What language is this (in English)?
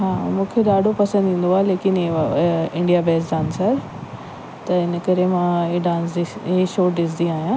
Sindhi